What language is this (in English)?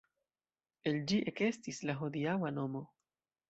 Esperanto